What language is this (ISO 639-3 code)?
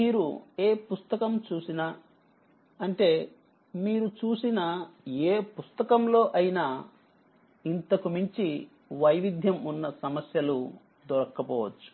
tel